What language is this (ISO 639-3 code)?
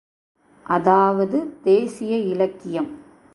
tam